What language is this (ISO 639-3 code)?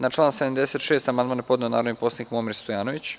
srp